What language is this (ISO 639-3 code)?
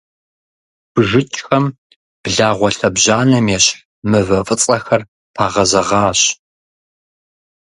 kbd